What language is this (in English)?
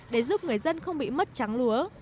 Vietnamese